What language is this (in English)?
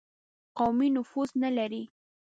Pashto